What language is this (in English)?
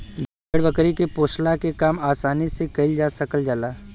Bhojpuri